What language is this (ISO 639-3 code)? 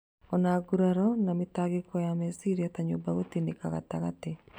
kik